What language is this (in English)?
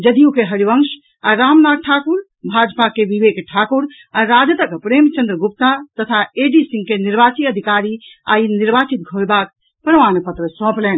Maithili